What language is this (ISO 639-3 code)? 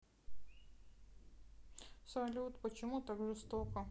rus